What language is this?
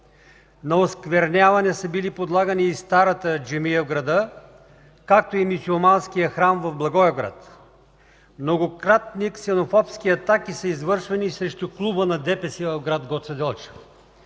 Bulgarian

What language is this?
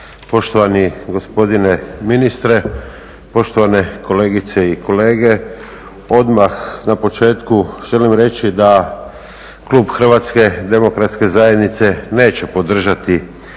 Croatian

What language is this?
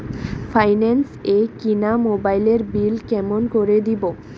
Bangla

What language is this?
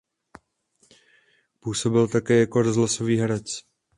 Czech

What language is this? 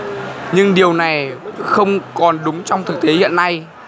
Vietnamese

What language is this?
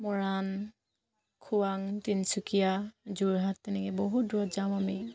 Assamese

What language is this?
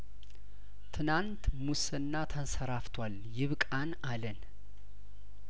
Amharic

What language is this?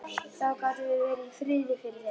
Icelandic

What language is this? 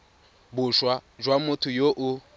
Tswana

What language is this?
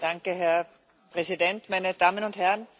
German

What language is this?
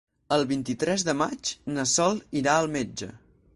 Catalan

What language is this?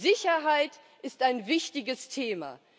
German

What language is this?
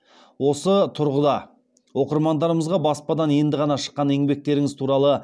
Kazakh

